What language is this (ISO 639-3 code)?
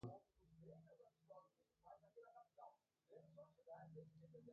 por